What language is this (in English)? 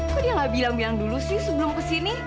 Indonesian